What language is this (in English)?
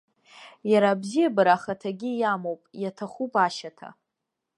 Abkhazian